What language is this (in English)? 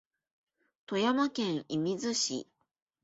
Japanese